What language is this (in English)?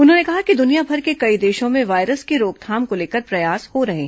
Hindi